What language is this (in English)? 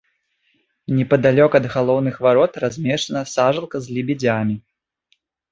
Belarusian